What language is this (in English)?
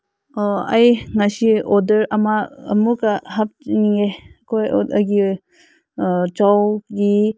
Manipuri